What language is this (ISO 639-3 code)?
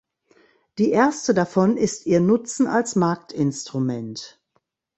deu